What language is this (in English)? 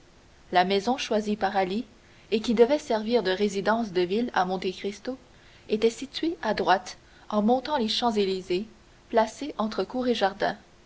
French